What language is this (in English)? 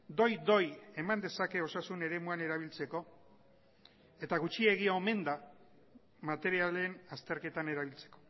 Basque